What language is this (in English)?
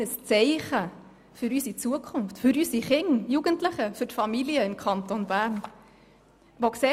Swiss German